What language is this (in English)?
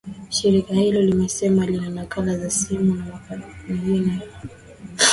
Swahili